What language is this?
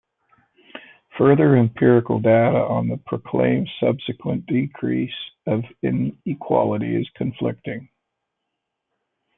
English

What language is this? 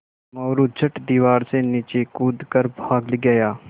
Hindi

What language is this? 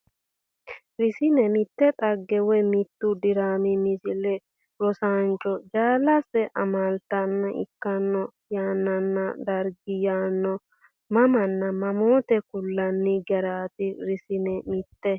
Sidamo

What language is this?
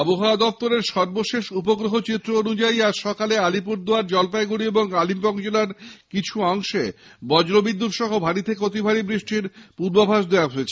Bangla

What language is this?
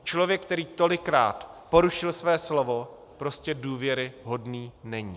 Czech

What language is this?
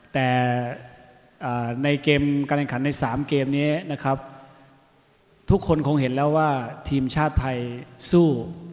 Thai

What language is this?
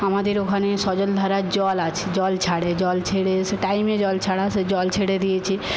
Bangla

